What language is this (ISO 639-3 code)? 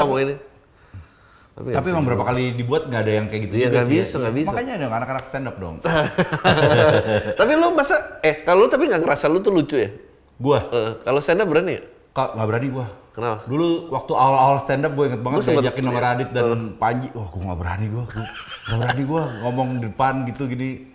ind